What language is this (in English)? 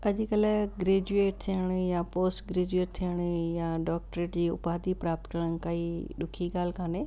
Sindhi